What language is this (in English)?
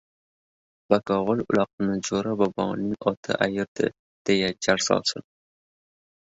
Uzbek